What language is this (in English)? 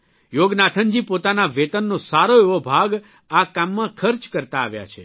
Gujarati